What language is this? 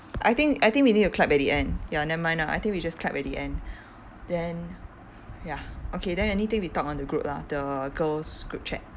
English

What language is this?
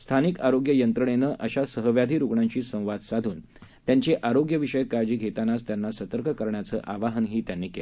Marathi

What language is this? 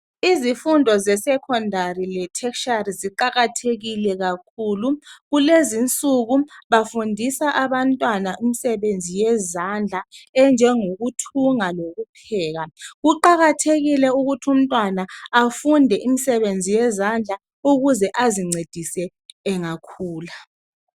North Ndebele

